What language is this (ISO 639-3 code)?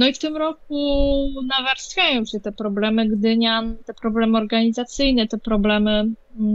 pol